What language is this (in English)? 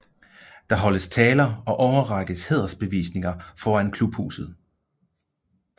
Danish